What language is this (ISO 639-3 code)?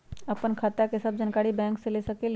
mag